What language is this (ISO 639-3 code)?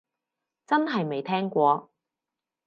yue